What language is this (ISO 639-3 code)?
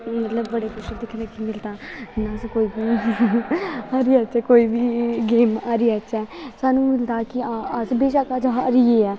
doi